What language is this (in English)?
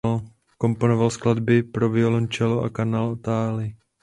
Czech